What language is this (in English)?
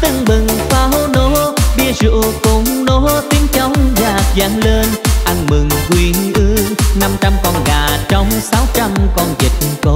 Vietnamese